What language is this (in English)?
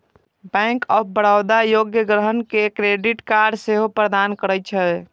Maithili